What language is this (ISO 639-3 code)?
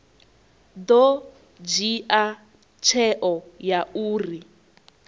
ven